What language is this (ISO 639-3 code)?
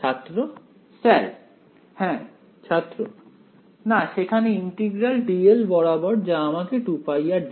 ben